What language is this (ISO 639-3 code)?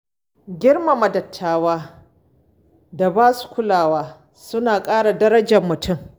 hau